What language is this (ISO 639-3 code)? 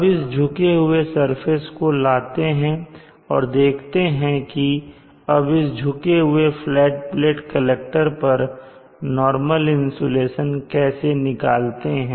hin